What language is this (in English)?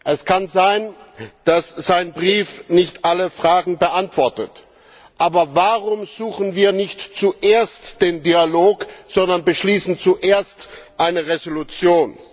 German